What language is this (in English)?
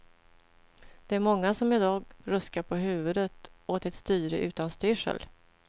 Swedish